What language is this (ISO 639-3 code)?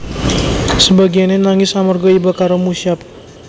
jav